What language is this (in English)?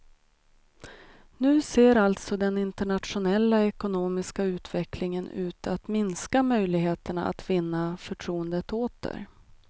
Swedish